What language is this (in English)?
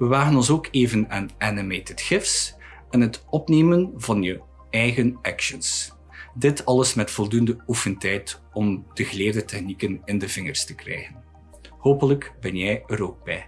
Dutch